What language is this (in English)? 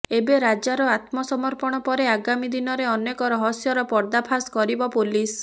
Odia